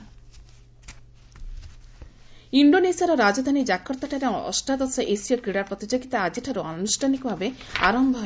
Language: Odia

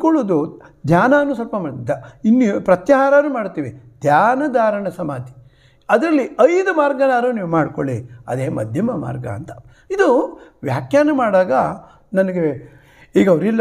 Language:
Romanian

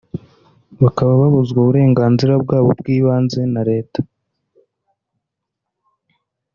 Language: Kinyarwanda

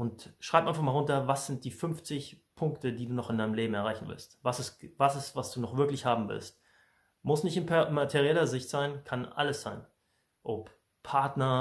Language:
German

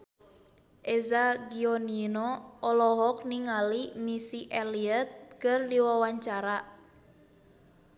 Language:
Sundanese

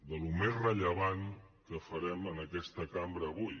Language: Catalan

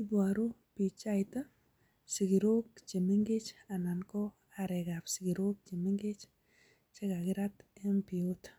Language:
Kalenjin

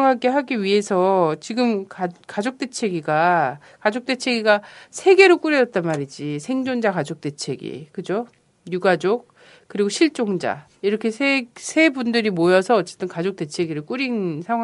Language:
Korean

